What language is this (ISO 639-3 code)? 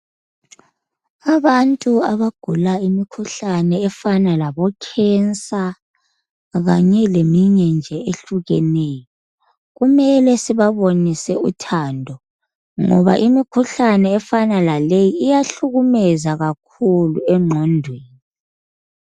nde